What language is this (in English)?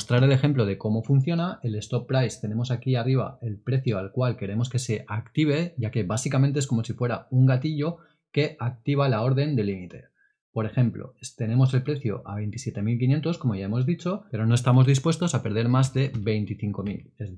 Spanish